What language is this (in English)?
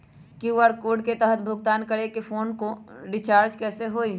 Magahi